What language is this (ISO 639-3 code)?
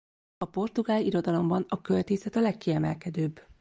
hun